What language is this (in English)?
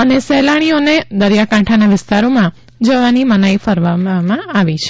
Gujarati